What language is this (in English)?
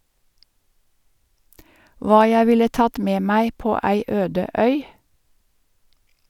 Norwegian